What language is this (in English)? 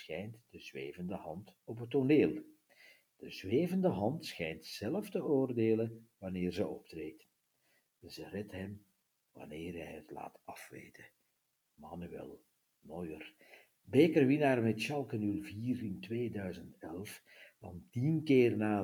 Dutch